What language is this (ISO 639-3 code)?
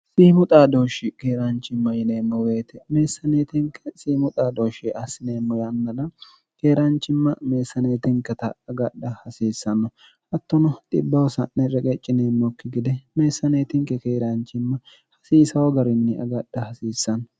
sid